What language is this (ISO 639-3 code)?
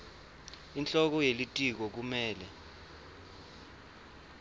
ssw